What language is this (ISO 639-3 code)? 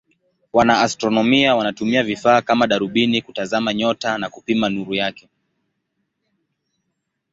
swa